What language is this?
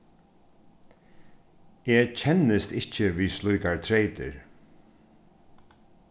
Faroese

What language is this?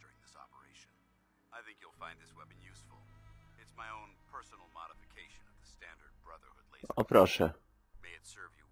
Polish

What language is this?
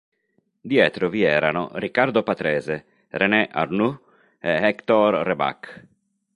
Italian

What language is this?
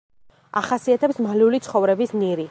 Georgian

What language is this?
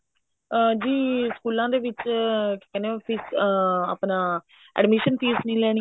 Punjabi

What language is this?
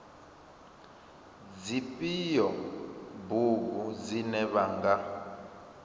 Venda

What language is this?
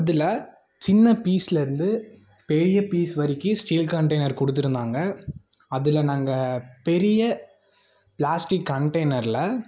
Tamil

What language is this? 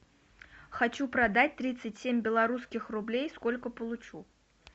Russian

